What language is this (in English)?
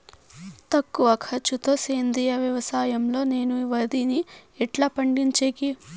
Telugu